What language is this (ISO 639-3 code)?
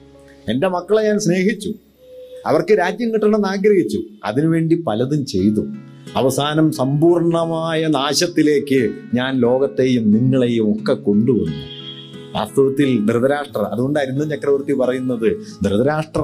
mal